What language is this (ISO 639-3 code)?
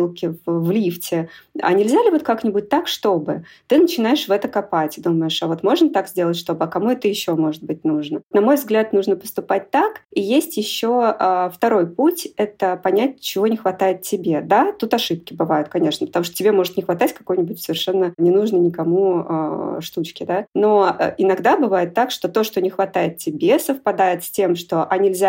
rus